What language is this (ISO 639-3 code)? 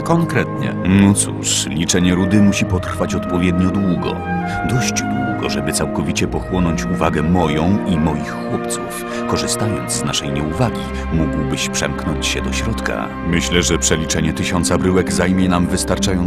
pol